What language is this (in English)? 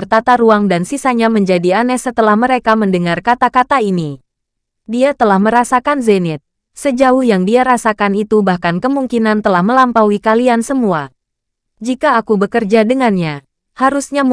Indonesian